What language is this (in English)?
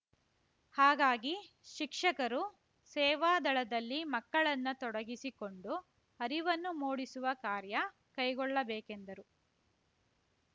Kannada